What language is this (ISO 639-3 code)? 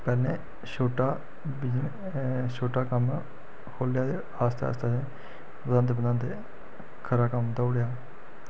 doi